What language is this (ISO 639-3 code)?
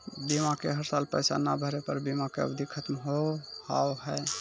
mai